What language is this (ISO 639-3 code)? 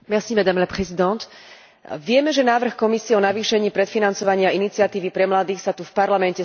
slk